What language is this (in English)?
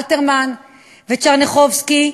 Hebrew